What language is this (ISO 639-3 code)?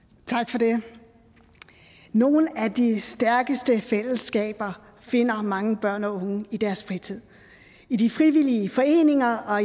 dan